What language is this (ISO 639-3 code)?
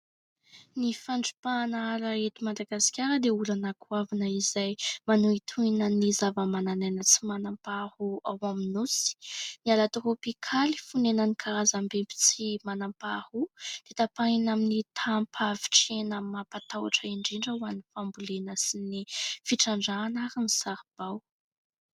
mlg